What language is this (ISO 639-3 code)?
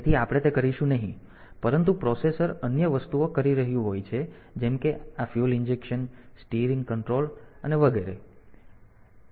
guj